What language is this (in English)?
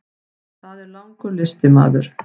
Icelandic